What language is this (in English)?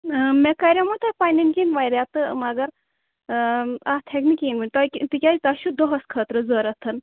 Kashmiri